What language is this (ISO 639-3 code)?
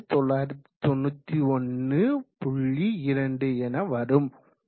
tam